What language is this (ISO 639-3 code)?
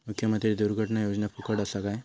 mar